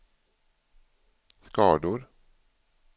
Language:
Swedish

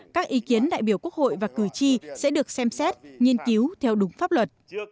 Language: Vietnamese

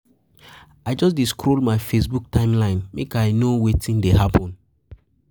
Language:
Nigerian Pidgin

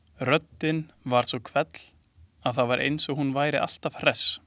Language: Icelandic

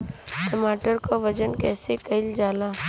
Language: Bhojpuri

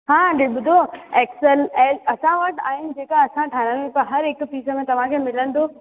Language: Sindhi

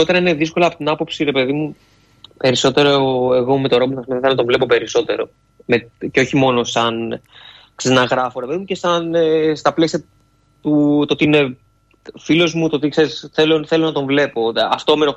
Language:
Greek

